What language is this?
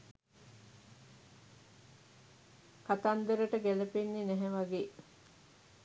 Sinhala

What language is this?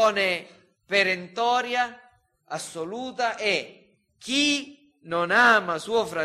Italian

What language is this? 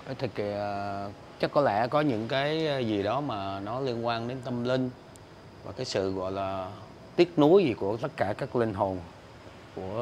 Vietnamese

